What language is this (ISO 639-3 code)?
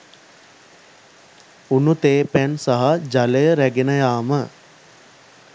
sin